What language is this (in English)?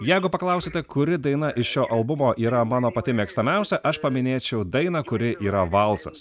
Lithuanian